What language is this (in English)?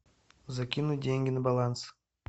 Russian